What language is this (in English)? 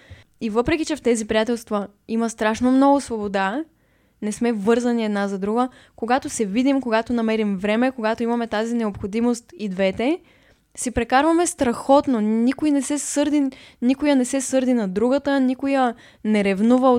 Bulgarian